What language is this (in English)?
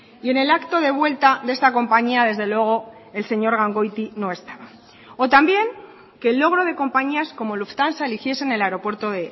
Spanish